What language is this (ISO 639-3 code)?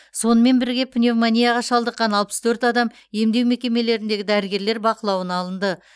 kaz